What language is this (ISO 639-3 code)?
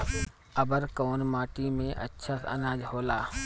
bho